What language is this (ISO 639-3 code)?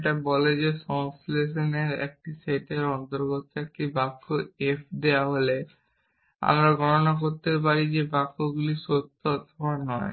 ben